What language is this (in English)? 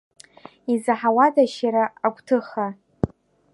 Abkhazian